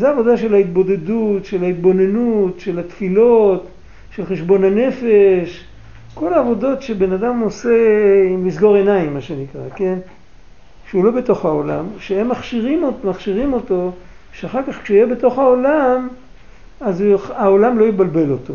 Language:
Hebrew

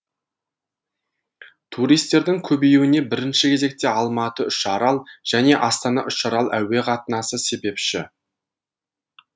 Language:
Kazakh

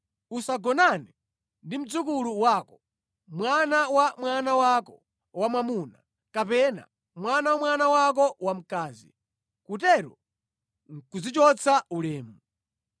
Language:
Nyanja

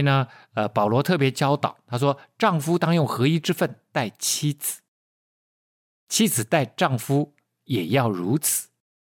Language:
Chinese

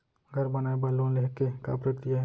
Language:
Chhattisgarhi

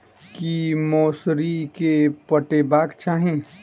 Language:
Maithili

